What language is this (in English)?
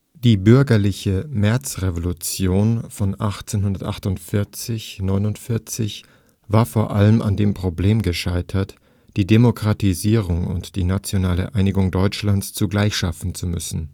German